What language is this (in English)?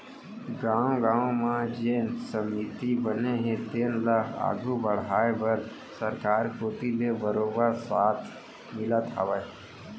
Chhattisgarhi